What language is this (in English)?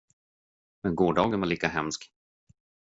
Swedish